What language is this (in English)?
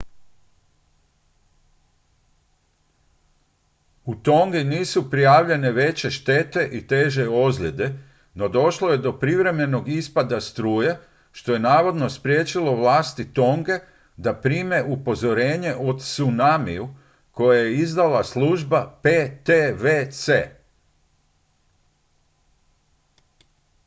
Croatian